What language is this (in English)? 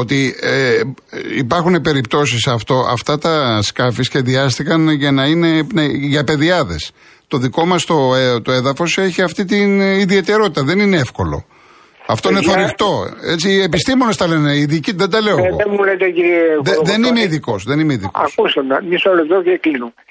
Greek